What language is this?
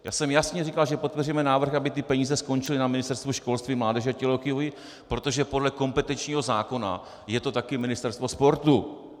Czech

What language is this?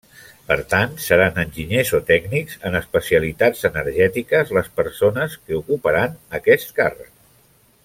Catalan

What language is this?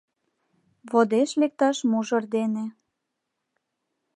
Mari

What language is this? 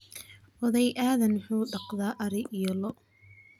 Somali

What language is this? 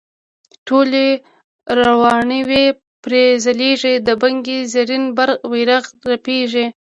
Pashto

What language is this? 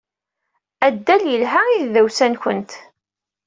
Kabyle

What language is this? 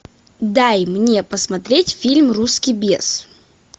Russian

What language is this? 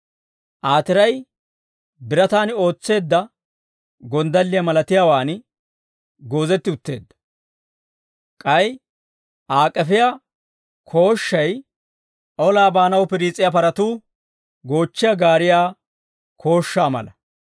Dawro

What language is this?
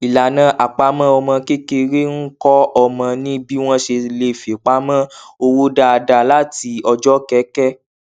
Yoruba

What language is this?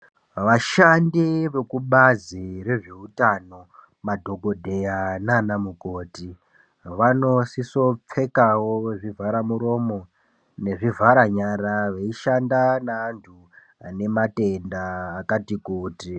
Ndau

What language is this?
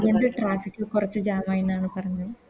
Malayalam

